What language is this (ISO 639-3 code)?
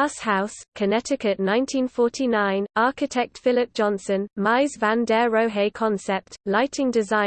eng